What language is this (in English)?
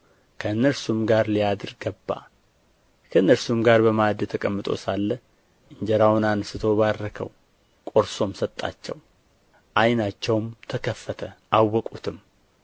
Amharic